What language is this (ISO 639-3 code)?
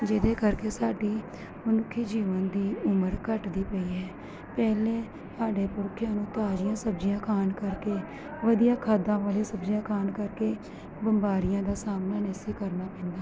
pan